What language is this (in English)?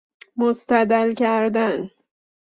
Persian